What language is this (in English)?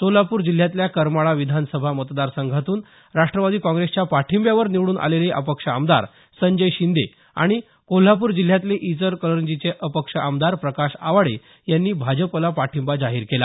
Marathi